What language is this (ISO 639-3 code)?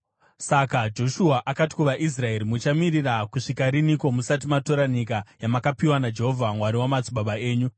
sna